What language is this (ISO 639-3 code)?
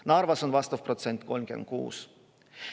est